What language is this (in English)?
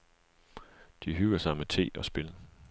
Danish